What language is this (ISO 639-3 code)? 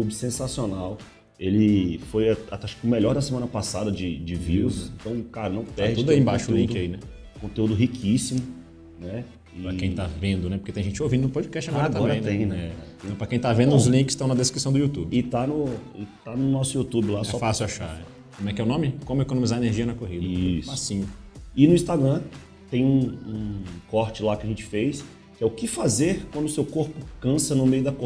por